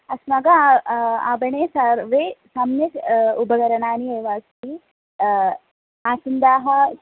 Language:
Sanskrit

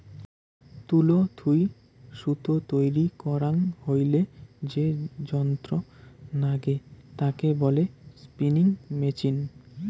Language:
Bangla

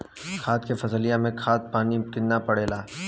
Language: Bhojpuri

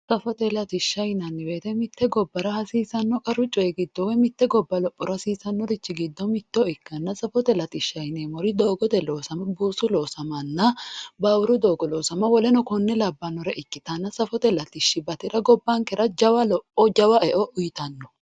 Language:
Sidamo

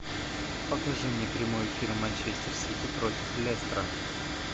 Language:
Russian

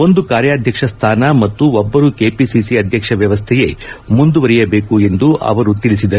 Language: Kannada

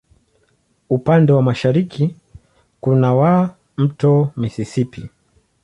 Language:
Swahili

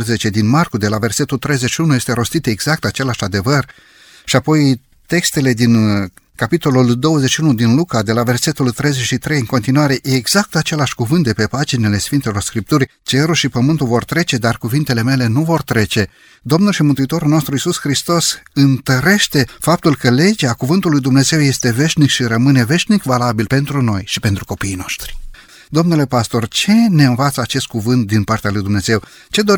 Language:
Romanian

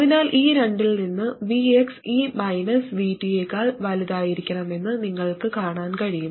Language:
Malayalam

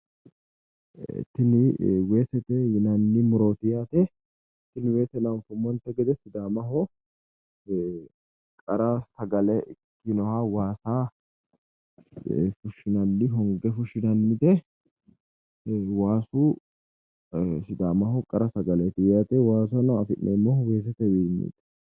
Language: Sidamo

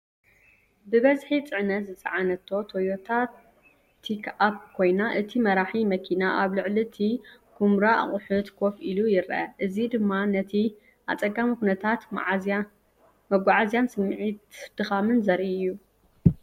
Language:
Tigrinya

